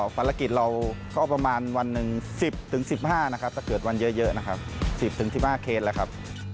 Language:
Thai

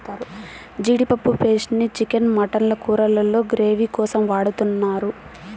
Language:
Telugu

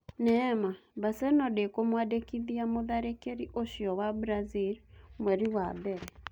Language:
Kikuyu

